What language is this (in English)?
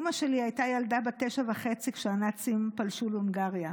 Hebrew